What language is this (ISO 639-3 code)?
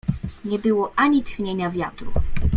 pol